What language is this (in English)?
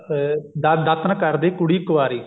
Punjabi